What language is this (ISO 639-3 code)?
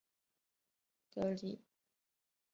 zho